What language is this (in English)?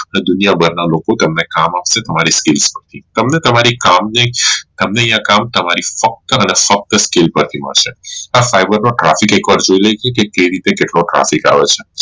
Gujarati